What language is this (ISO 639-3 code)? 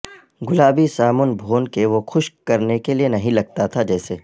urd